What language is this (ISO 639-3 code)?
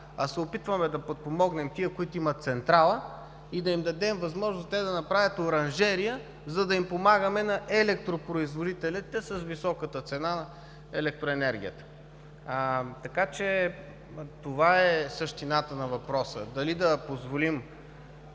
bul